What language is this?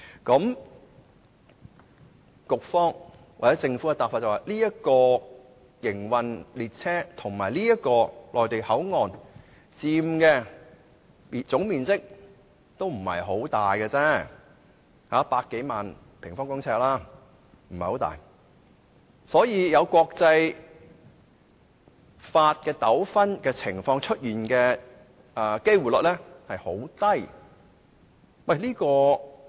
Cantonese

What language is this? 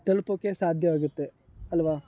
Kannada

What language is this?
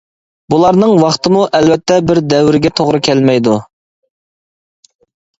Uyghur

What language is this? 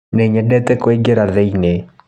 Kikuyu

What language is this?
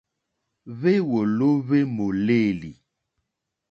Mokpwe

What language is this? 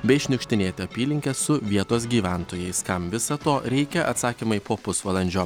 Lithuanian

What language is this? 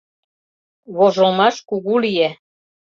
Mari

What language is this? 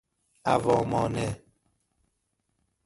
Persian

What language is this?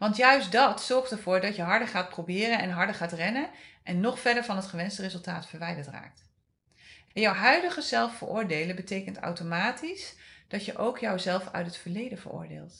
Dutch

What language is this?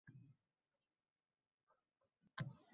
Uzbek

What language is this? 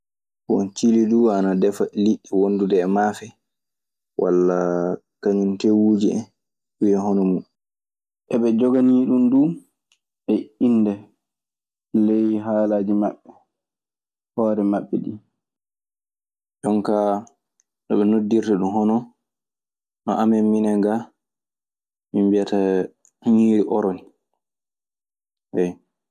Maasina Fulfulde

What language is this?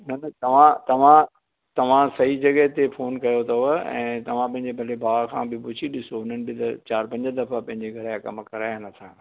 Sindhi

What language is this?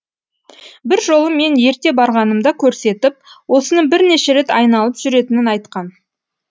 Kazakh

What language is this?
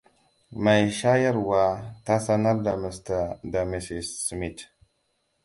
Hausa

